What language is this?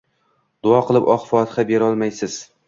Uzbek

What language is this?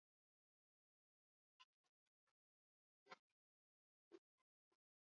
Swahili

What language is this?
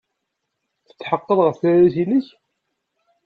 Kabyle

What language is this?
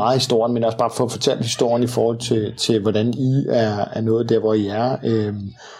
Danish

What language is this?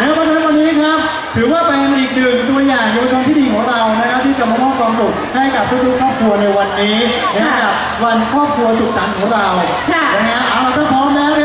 Thai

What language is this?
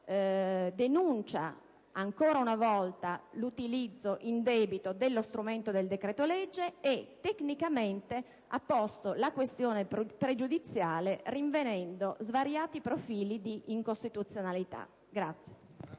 Italian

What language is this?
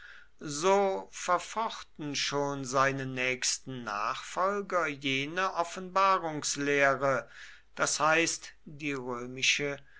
German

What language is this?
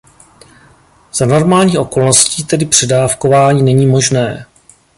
Czech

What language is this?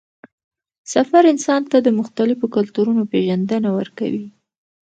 Pashto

